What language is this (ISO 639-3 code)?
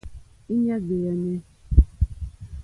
bri